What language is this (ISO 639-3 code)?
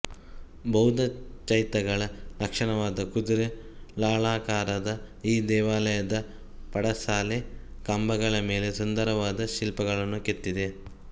kan